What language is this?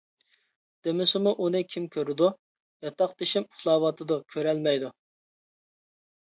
Uyghur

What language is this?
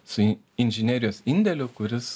Lithuanian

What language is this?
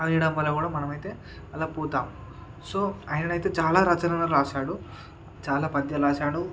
Telugu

